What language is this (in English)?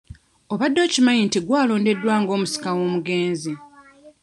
Ganda